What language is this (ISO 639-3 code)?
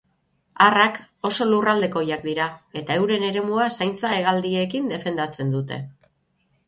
eus